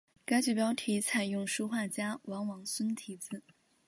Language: Chinese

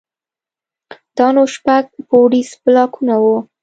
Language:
Pashto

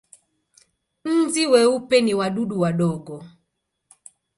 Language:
Swahili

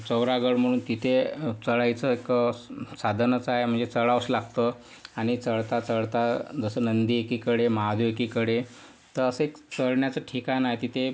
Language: Marathi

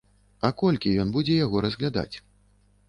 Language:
Belarusian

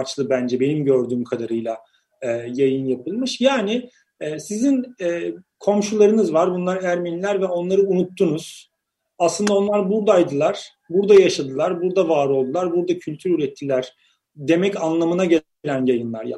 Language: Turkish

